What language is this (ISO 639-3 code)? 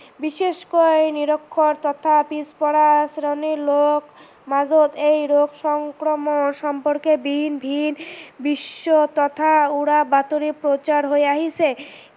asm